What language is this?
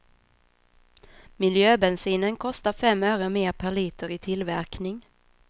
Swedish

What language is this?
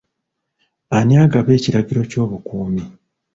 Ganda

